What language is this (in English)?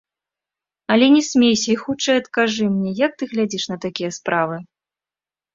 Belarusian